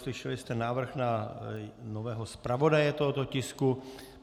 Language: Czech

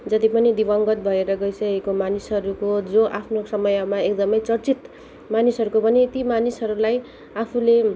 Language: Nepali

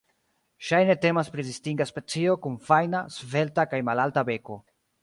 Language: Esperanto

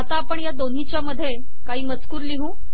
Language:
Marathi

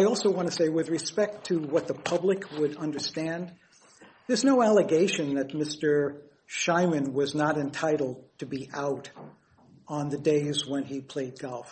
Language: English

